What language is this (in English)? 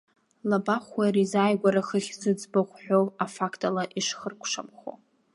Abkhazian